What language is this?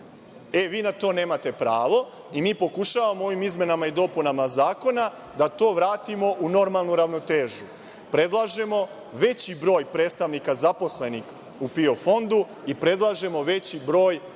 Serbian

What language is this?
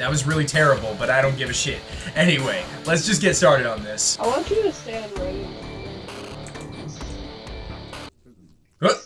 English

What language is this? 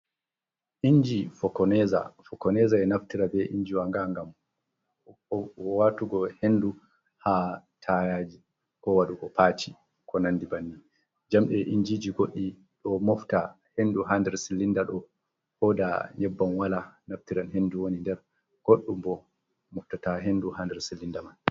Fula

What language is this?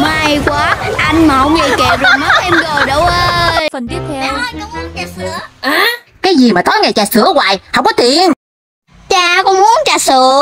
Vietnamese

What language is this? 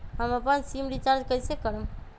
Magahi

